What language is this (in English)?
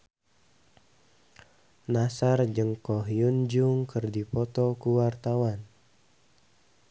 Sundanese